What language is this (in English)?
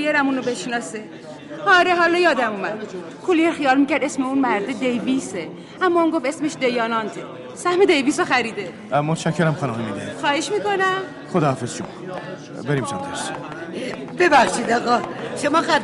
Persian